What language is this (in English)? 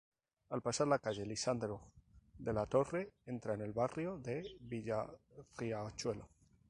Spanish